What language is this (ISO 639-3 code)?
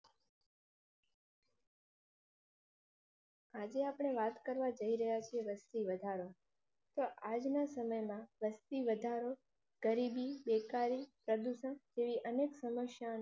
guj